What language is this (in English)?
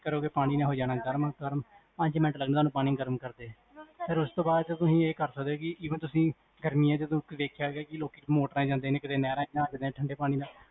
Punjabi